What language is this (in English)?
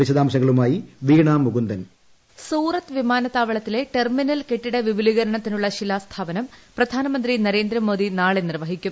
Malayalam